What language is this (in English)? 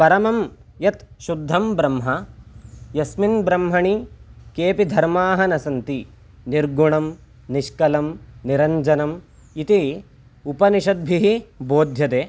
Sanskrit